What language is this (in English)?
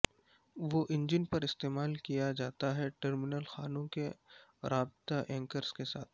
Urdu